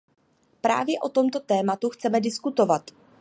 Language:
Czech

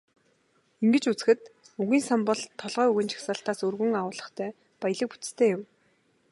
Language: Mongolian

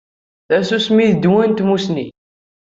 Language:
Kabyle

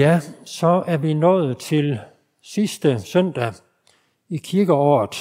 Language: Danish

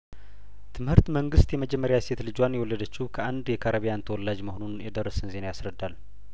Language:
Amharic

